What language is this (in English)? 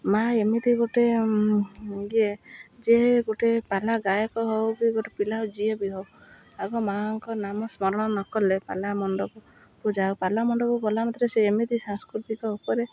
Odia